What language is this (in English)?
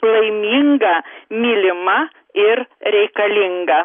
Lithuanian